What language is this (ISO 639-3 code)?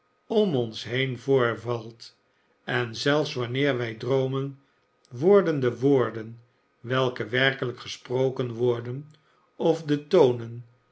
nld